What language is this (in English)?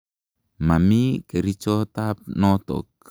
Kalenjin